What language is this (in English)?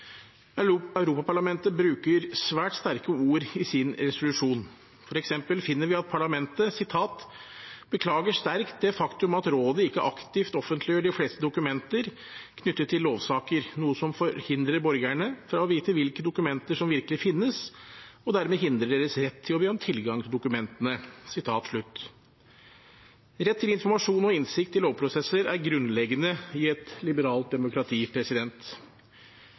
Norwegian Bokmål